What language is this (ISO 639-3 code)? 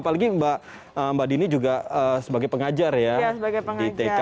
ind